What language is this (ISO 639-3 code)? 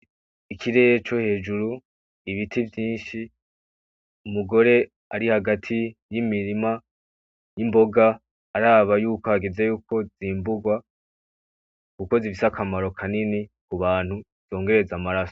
run